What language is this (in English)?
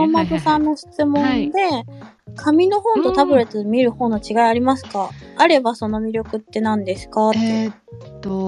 Japanese